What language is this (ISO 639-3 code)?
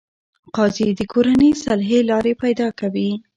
pus